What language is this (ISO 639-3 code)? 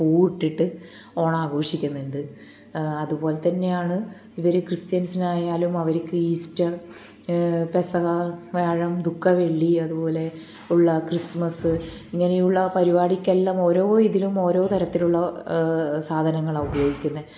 mal